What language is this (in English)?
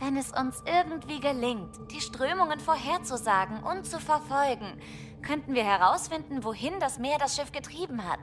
German